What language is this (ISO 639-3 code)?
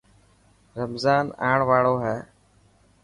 mki